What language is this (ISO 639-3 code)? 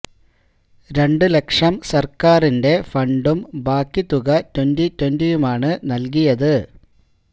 mal